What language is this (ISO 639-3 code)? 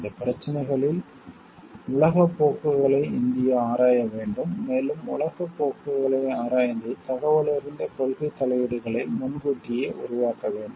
tam